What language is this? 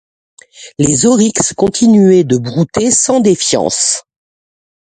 French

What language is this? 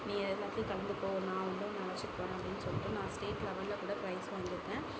Tamil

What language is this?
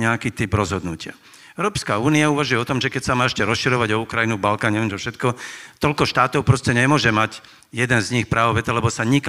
Slovak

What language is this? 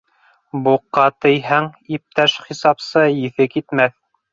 Bashkir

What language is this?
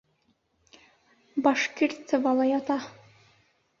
Bashkir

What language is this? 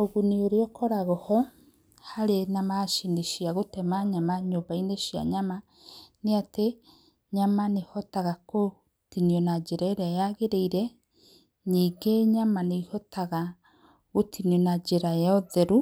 Kikuyu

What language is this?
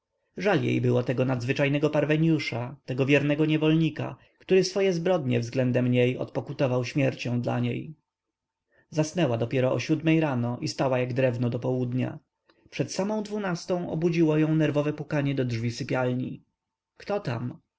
Polish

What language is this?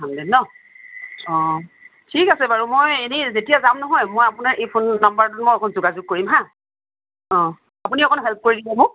Assamese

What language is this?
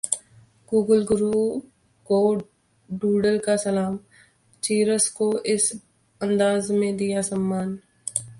Hindi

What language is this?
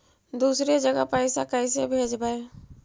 Magahi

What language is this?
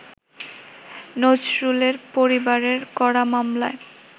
Bangla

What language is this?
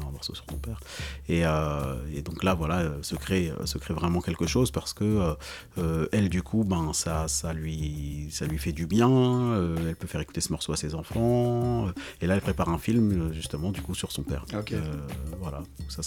French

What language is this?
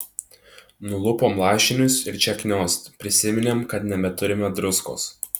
Lithuanian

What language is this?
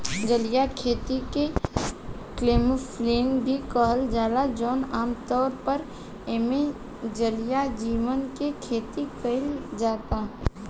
Bhojpuri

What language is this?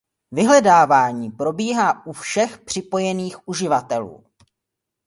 Czech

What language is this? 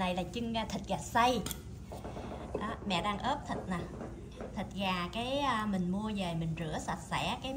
Vietnamese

